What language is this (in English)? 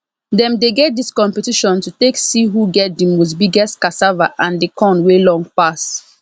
Nigerian Pidgin